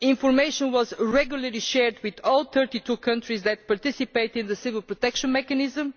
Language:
English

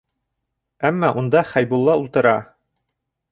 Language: Bashkir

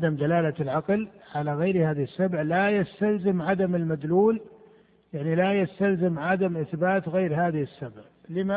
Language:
Arabic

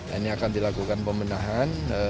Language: Indonesian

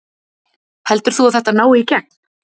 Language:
Icelandic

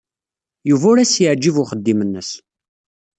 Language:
Kabyle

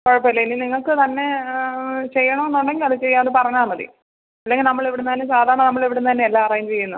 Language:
Malayalam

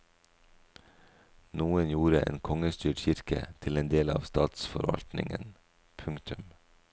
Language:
Norwegian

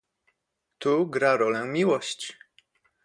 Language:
Polish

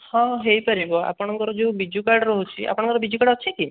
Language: Odia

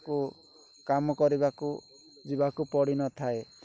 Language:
Odia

